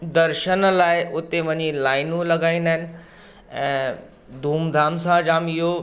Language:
Sindhi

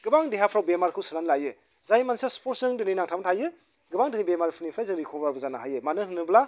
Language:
Bodo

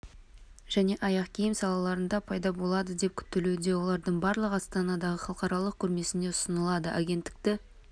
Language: Kazakh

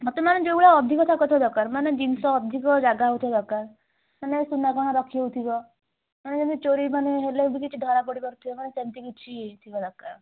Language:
Odia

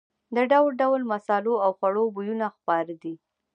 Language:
Pashto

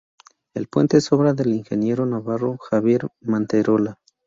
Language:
Spanish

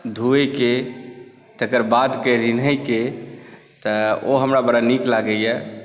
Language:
Maithili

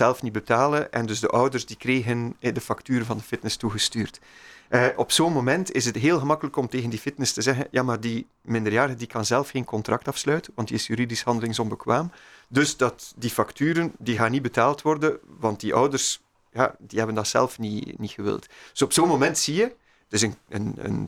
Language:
Dutch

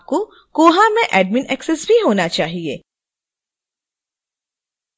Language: Hindi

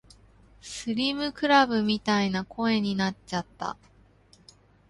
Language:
Japanese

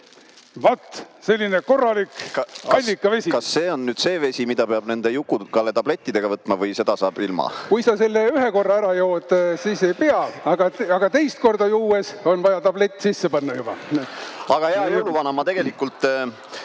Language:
Estonian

